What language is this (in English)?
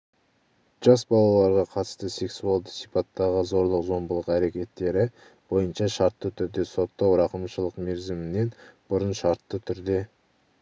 Kazakh